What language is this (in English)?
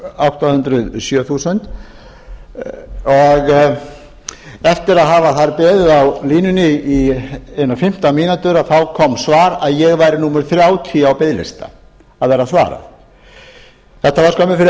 Icelandic